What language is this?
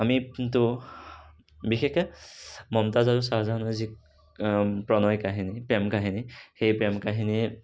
Assamese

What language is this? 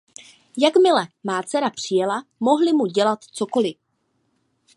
Czech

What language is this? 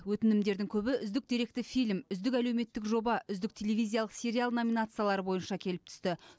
Kazakh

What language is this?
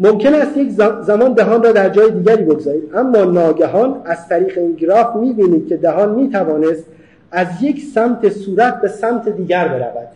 Persian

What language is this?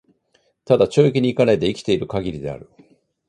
Japanese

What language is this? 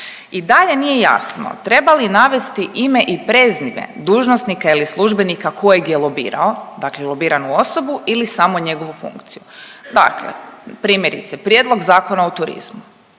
Croatian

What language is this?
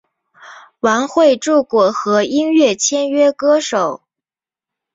Chinese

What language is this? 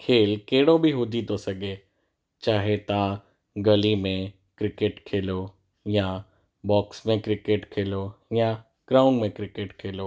Sindhi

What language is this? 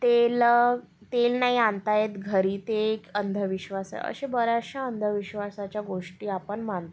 Marathi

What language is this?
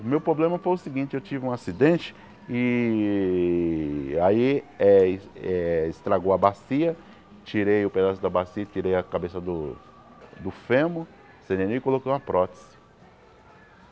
Portuguese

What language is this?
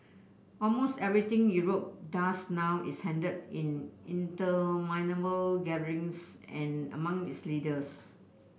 English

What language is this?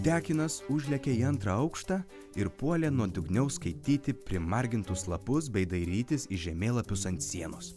Lithuanian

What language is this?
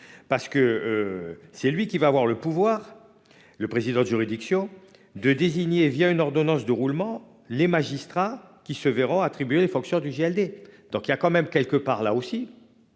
French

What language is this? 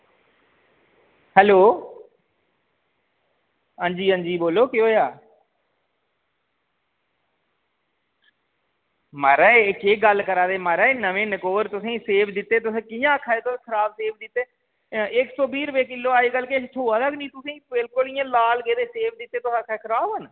Dogri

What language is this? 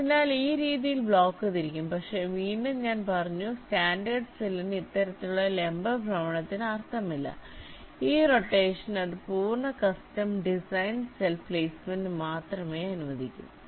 Malayalam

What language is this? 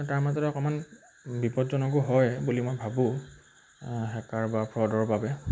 Assamese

